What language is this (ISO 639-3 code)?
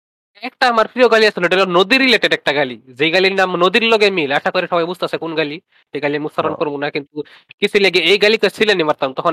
ben